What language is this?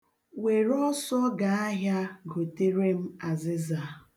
Igbo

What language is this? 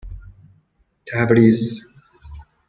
Persian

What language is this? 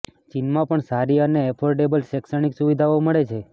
Gujarati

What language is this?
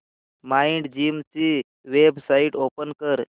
Marathi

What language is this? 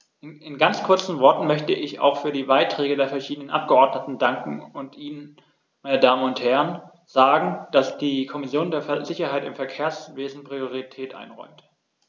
German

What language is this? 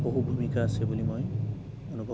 Assamese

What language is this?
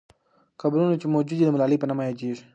Pashto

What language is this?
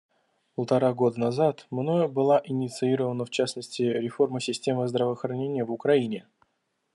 Russian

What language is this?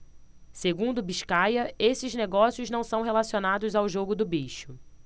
Portuguese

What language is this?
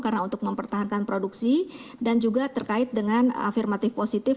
Indonesian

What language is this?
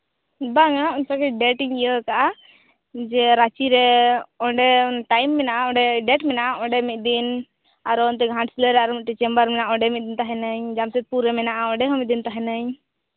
Santali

